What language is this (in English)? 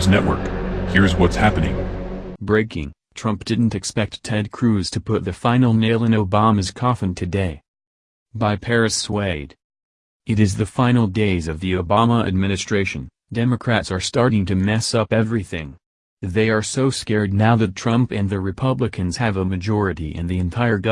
English